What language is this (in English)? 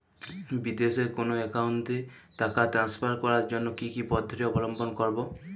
Bangla